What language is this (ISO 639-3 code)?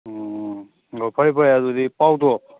mni